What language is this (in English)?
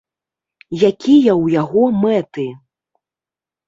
Belarusian